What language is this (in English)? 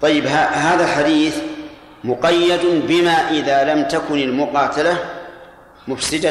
Arabic